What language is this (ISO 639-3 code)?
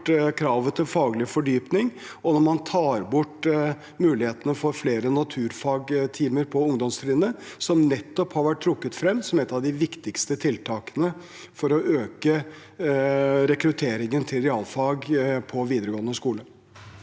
nor